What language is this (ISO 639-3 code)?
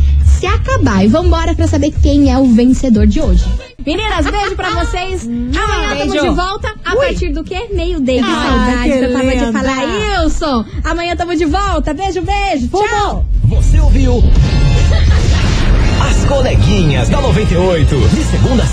por